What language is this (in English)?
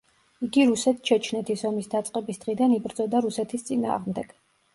Georgian